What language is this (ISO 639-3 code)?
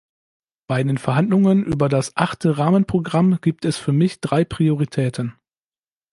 deu